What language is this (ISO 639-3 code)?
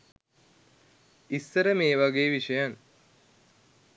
sin